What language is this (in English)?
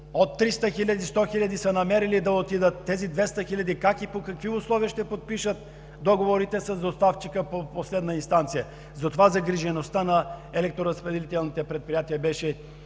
Bulgarian